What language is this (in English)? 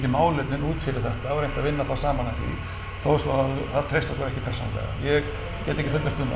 Icelandic